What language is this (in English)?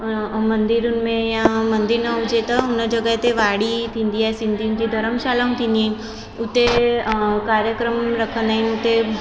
Sindhi